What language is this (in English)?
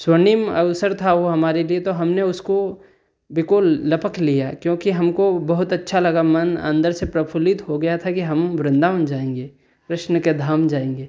Hindi